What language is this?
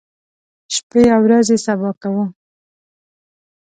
Pashto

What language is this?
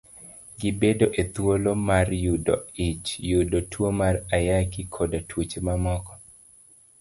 Luo (Kenya and Tanzania)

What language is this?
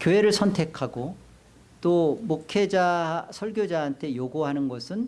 Korean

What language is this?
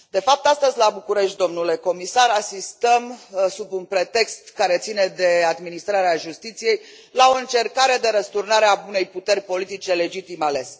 Romanian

